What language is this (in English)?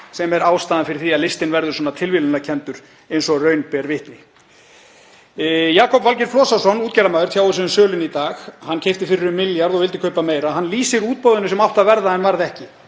Icelandic